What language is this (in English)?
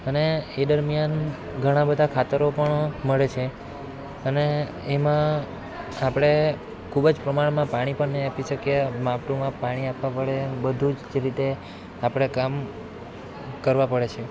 Gujarati